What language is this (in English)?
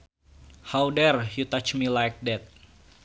Sundanese